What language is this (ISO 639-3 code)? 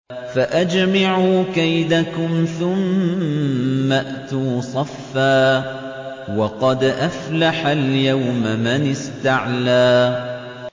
ara